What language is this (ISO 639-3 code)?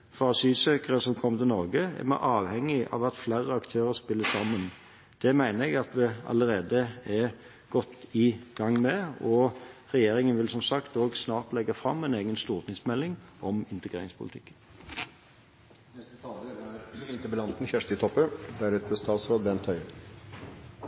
nor